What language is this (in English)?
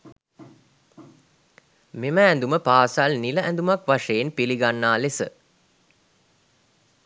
Sinhala